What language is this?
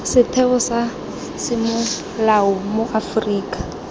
Tswana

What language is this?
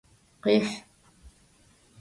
Adyghe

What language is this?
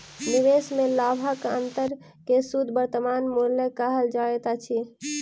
Maithili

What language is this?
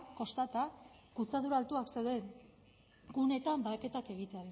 Basque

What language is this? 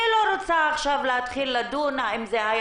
Hebrew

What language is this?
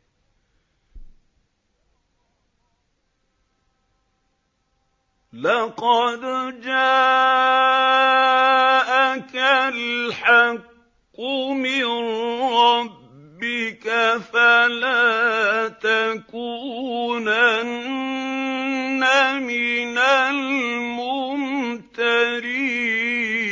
Arabic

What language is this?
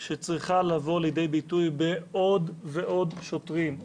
Hebrew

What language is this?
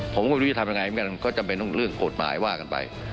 Thai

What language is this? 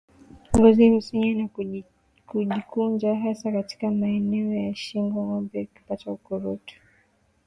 Swahili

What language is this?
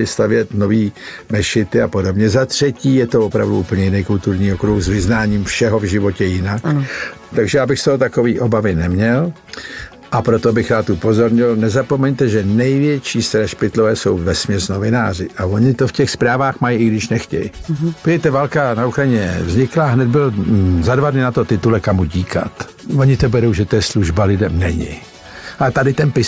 Czech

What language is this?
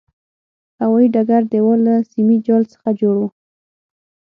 Pashto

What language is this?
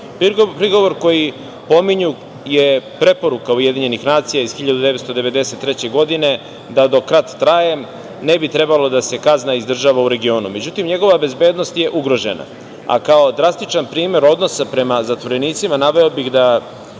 Serbian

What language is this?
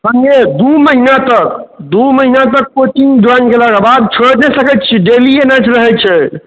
Maithili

